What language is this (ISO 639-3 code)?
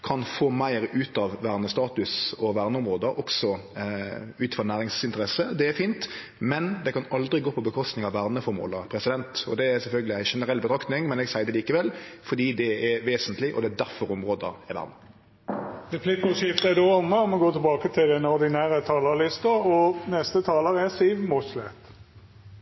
nno